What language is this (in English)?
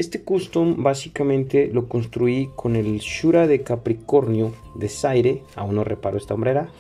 Spanish